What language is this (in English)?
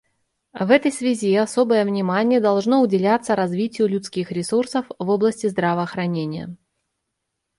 Russian